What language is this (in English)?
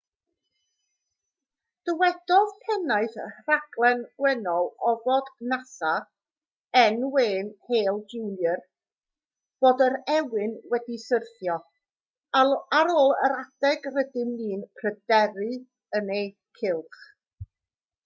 Welsh